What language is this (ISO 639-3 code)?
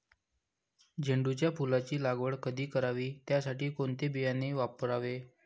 mar